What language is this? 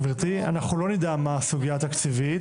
Hebrew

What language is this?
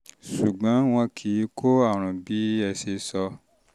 Yoruba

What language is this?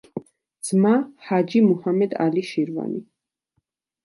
Georgian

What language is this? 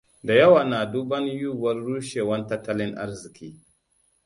Hausa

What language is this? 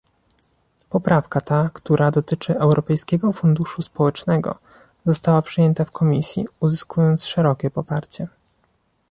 Polish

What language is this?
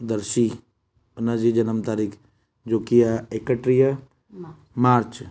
Sindhi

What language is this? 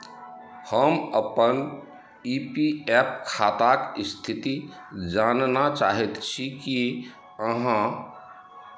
Maithili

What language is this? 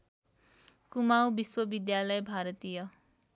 Nepali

